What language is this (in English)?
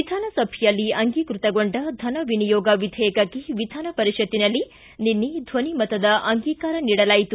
Kannada